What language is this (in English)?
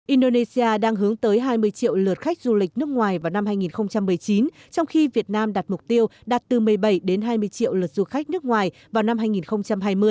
Vietnamese